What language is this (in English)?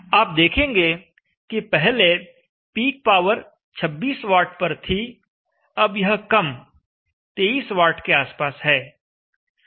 Hindi